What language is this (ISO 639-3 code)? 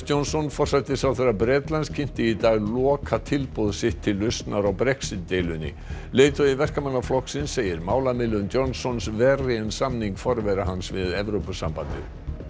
isl